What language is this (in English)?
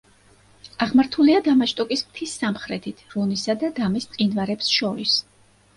Georgian